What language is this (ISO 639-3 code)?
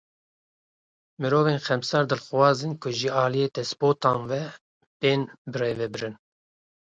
kur